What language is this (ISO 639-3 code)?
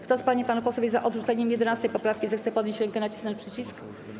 pol